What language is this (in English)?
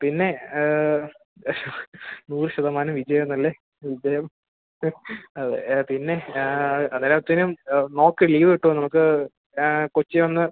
Malayalam